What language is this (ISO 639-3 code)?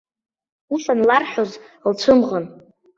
abk